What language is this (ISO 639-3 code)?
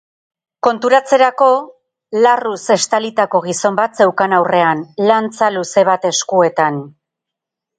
eus